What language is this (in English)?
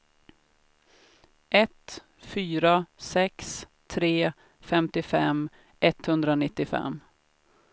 Swedish